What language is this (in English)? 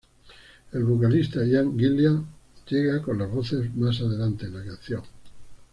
Spanish